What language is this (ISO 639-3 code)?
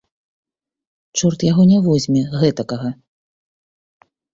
bel